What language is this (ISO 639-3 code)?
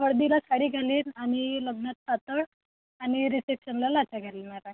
mar